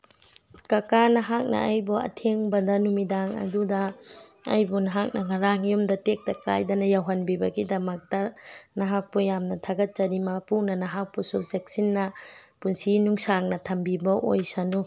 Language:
Manipuri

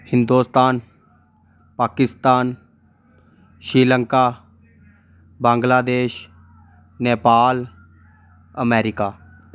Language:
Dogri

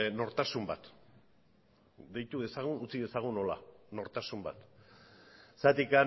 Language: Basque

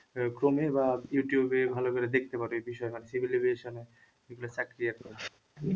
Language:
Bangla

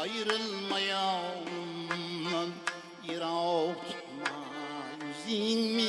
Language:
Uzbek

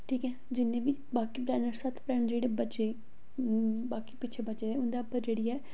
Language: Dogri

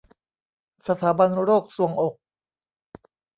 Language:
Thai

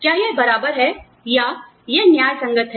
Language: Hindi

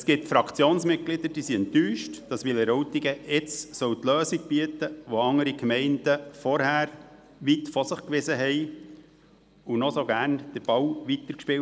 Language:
Swiss German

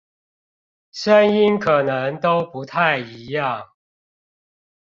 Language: Chinese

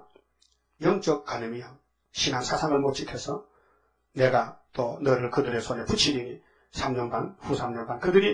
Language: Korean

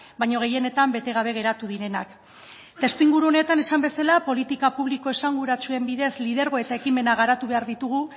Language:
Basque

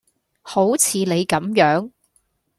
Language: Cantonese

